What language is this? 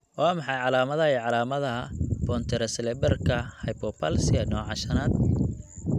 Somali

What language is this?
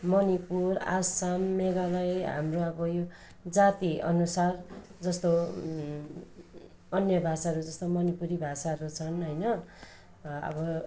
Nepali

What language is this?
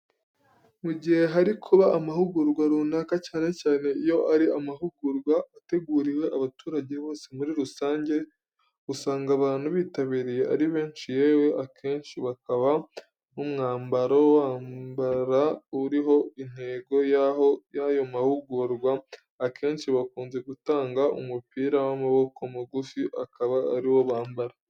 Kinyarwanda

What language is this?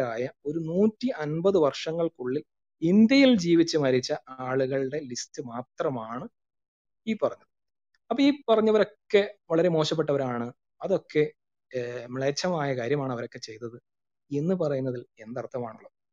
Malayalam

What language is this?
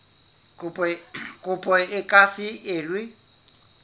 Southern Sotho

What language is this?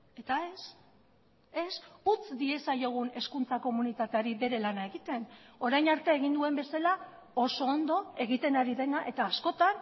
Basque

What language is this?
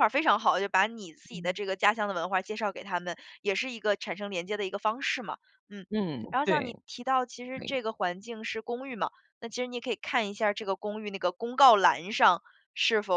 Chinese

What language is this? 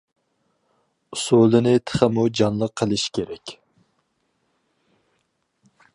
Uyghur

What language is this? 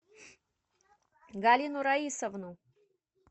Russian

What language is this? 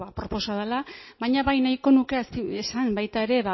Basque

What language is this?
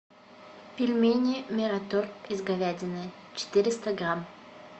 Russian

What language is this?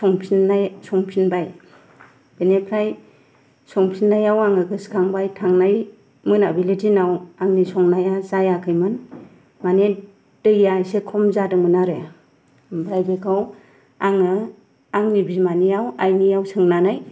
Bodo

